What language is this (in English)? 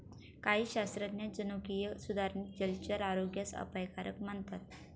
Marathi